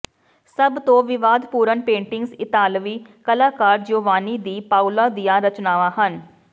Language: Punjabi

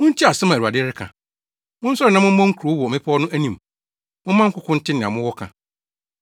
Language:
Akan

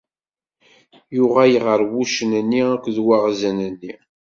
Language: Kabyle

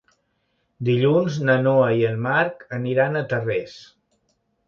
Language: Catalan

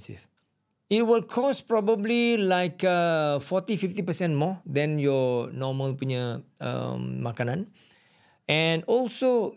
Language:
Malay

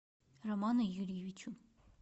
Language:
Russian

